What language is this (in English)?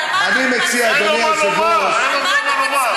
Hebrew